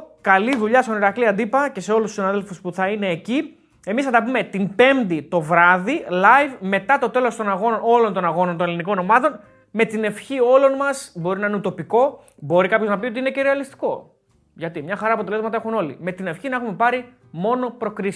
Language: Greek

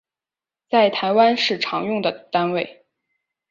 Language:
Chinese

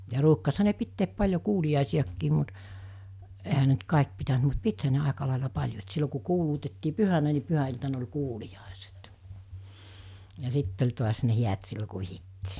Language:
Finnish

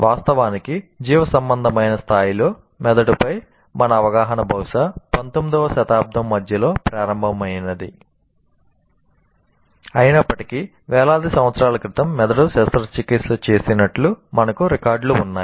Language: Telugu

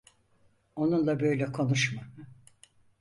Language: Turkish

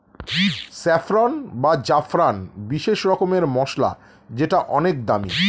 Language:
Bangla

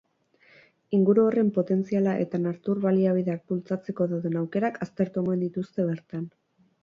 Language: Basque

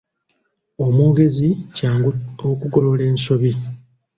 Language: Ganda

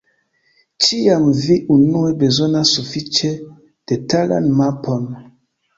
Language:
Esperanto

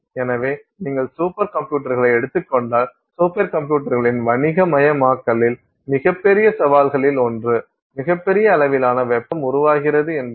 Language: Tamil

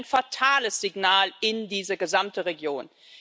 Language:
German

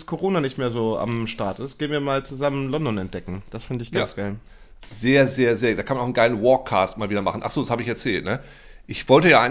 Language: German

